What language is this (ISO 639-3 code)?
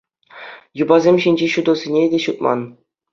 chv